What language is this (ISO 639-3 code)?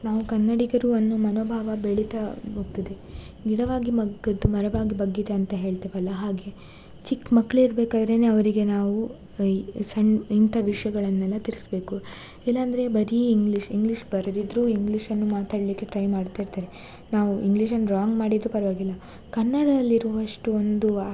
kan